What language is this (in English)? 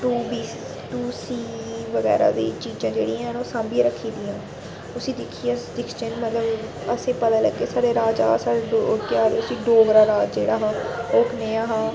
Dogri